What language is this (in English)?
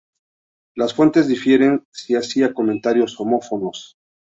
Spanish